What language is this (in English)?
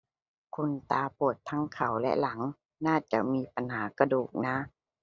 Thai